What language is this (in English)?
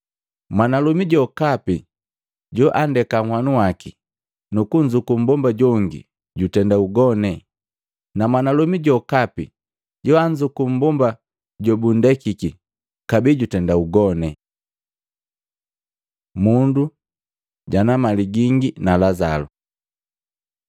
Matengo